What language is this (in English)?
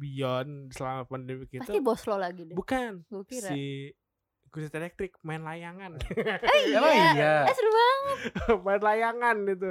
Indonesian